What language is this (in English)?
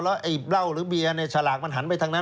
Thai